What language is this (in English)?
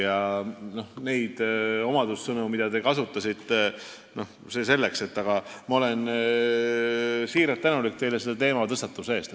Estonian